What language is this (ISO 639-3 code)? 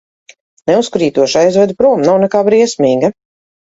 lav